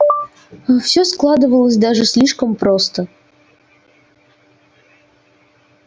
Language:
Russian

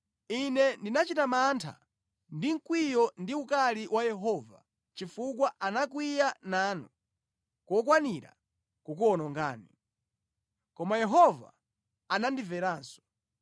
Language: Nyanja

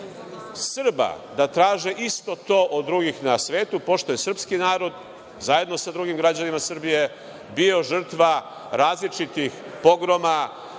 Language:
Serbian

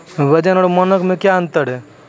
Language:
Maithili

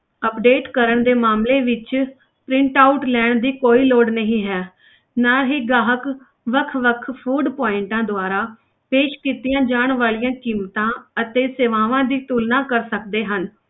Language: Punjabi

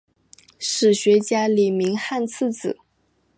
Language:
Chinese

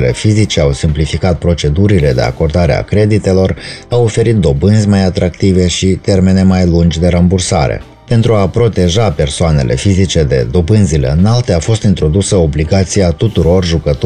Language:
Romanian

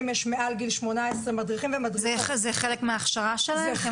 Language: Hebrew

